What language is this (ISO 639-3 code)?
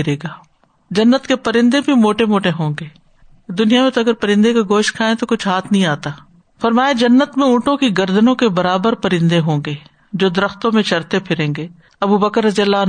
urd